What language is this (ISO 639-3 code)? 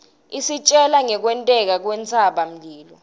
ssw